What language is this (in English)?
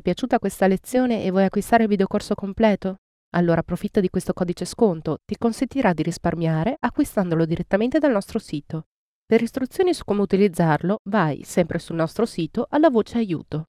Italian